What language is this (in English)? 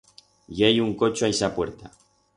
Aragonese